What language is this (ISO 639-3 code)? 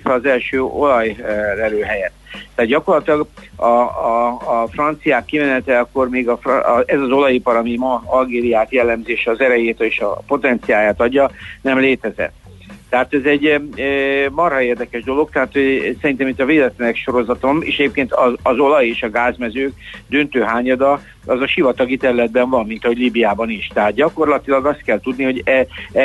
hun